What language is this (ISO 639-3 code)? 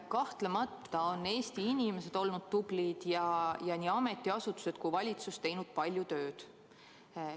est